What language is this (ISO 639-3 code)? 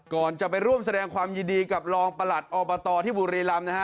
tha